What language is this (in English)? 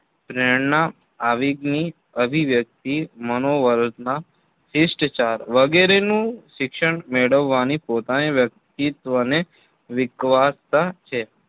Gujarati